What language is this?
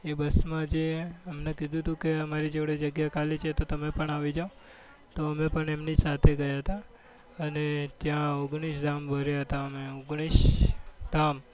Gujarati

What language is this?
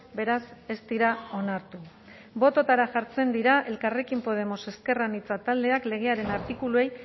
Basque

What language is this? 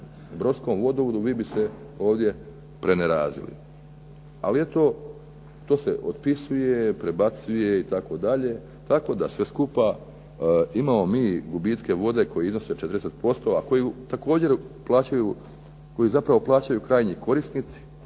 Croatian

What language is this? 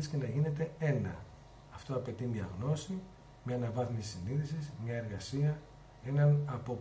Greek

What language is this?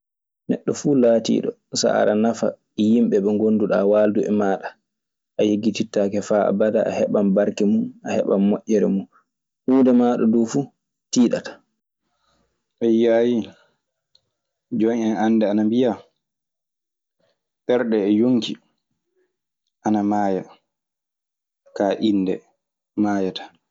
Maasina Fulfulde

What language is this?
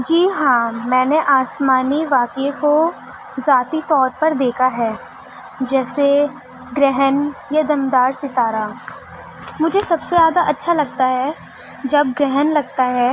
Urdu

